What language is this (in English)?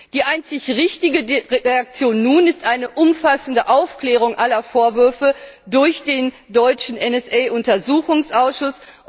German